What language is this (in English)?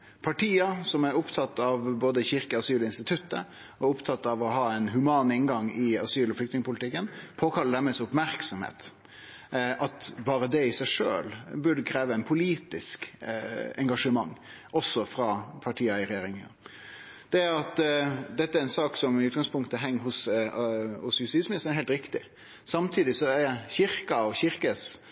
Norwegian Nynorsk